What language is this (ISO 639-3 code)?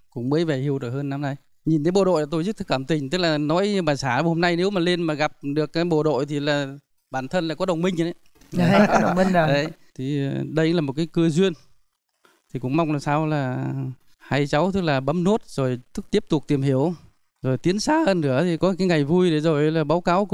vie